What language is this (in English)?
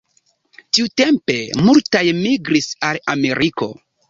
Esperanto